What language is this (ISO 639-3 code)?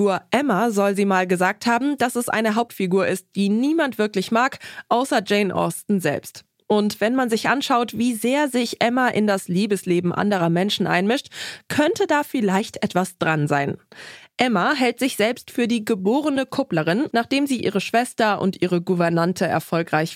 deu